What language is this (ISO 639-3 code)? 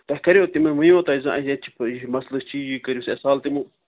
kas